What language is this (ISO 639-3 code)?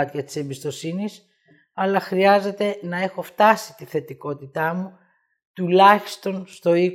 ell